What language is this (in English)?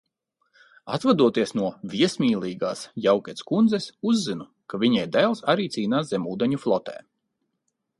Latvian